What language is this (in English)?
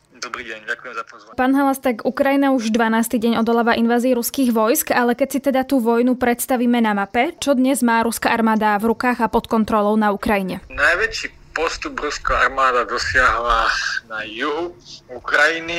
Slovak